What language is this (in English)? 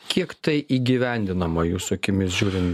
Lithuanian